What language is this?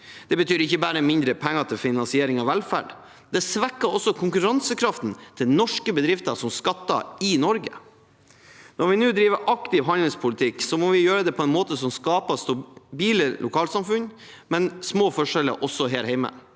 Norwegian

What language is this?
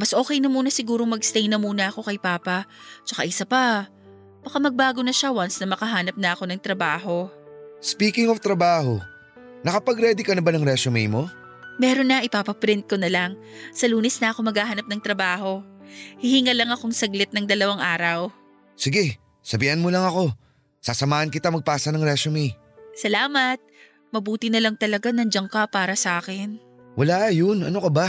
Filipino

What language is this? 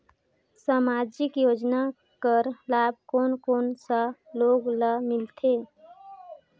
Chhattisgarhi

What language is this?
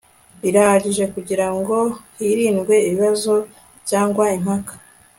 Kinyarwanda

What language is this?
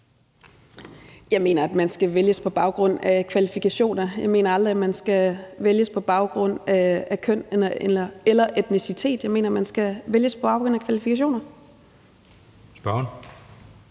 Danish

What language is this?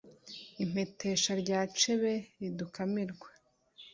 Kinyarwanda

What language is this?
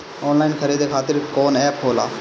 Bhojpuri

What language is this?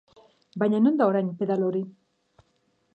Basque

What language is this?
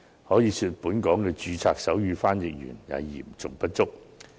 Cantonese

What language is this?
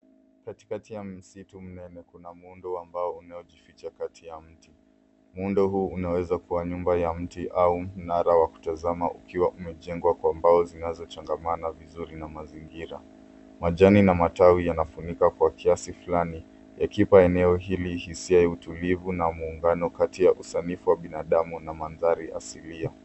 Swahili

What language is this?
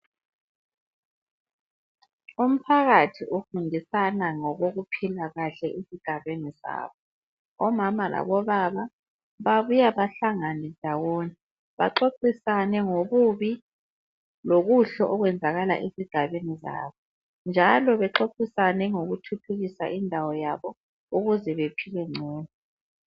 North Ndebele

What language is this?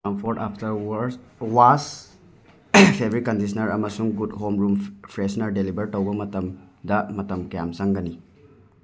Manipuri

